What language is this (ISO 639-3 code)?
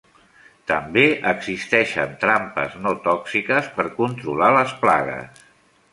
cat